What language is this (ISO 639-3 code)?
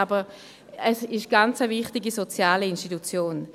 gsw